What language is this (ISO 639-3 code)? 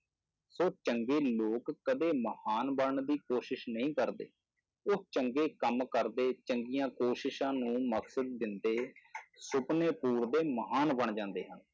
pan